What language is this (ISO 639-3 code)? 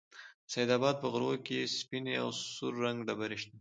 pus